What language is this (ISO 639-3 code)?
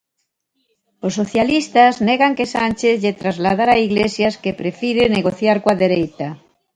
glg